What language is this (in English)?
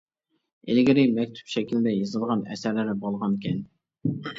Uyghur